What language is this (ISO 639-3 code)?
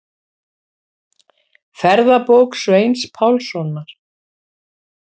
isl